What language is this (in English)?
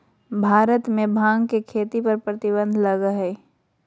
Magahi